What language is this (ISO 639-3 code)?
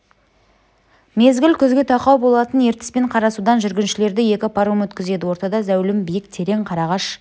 kaz